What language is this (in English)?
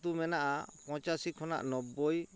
Santali